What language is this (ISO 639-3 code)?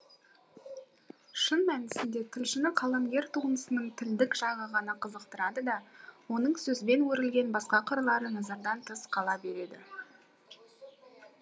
kaz